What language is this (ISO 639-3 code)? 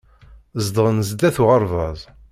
kab